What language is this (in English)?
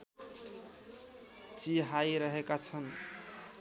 Nepali